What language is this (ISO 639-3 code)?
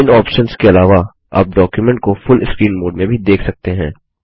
hin